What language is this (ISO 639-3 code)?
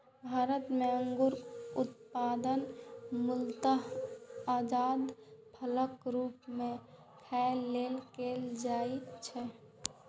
mai